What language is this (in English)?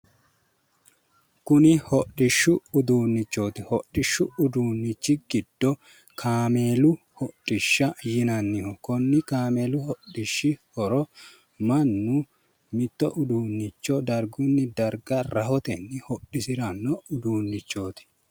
Sidamo